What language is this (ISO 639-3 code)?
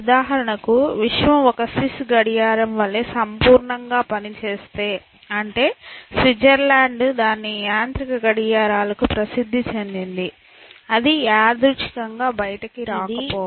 tel